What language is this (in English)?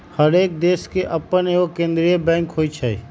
Magahi